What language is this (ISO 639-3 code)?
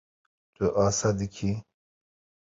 kur